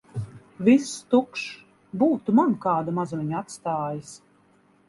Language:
Latvian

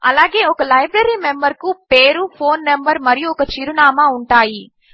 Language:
Telugu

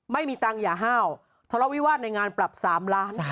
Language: Thai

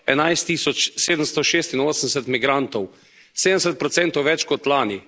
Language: Slovenian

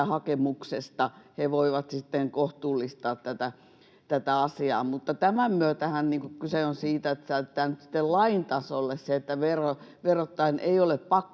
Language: Finnish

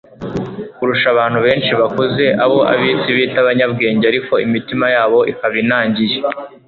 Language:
Kinyarwanda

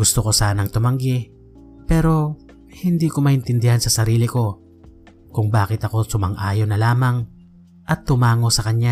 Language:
Filipino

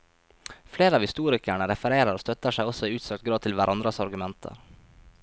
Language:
Norwegian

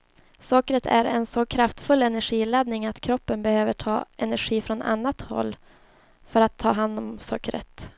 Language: Swedish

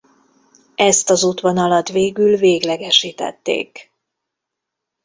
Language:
Hungarian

